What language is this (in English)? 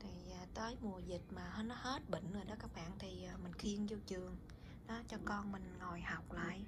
Vietnamese